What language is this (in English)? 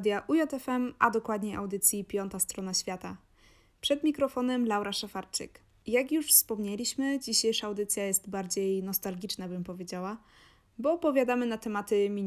Polish